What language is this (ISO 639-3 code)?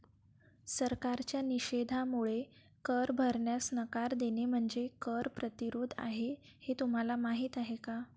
mar